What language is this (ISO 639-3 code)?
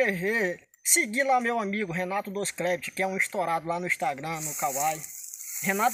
por